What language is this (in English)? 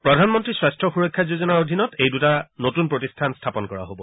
Assamese